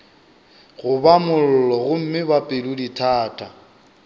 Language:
Northern Sotho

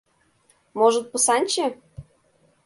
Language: Mari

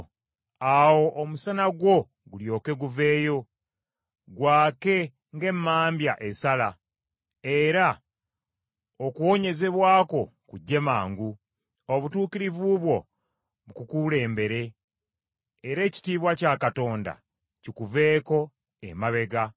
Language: Ganda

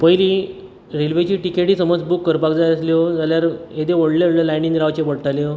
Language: Konkani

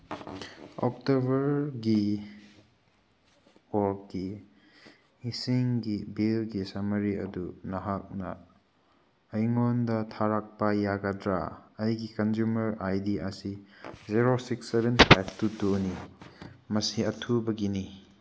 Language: Manipuri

